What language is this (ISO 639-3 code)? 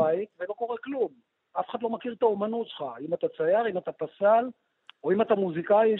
heb